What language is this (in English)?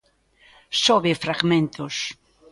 Galician